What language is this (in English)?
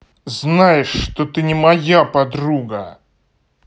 Russian